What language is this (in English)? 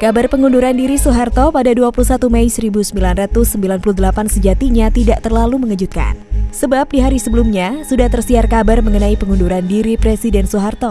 Indonesian